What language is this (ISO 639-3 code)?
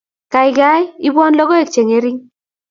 kln